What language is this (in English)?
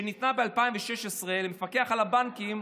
Hebrew